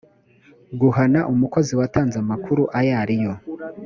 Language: Kinyarwanda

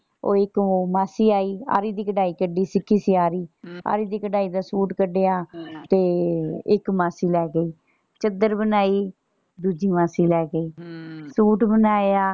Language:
Punjabi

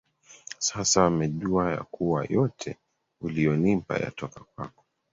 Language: Swahili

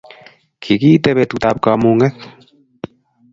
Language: Kalenjin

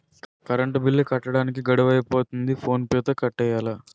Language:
Telugu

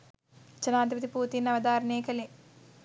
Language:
Sinhala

